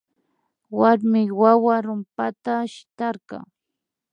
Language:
Imbabura Highland Quichua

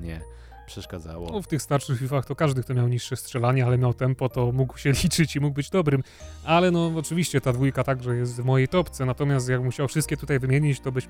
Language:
Polish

